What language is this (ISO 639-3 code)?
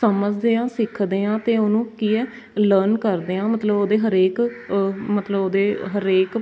pan